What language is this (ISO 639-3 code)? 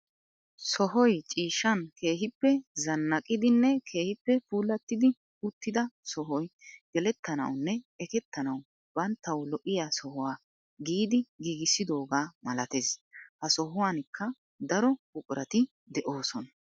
wal